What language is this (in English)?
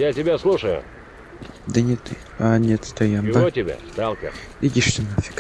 Russian